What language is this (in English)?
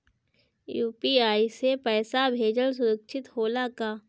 Bhojpuri